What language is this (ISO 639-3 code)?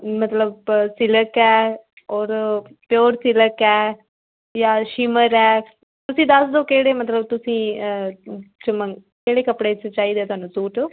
pan